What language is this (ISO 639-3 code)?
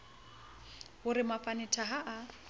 sot